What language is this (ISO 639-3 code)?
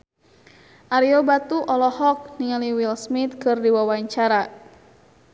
sun